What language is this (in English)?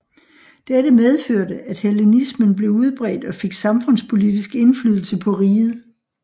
Danish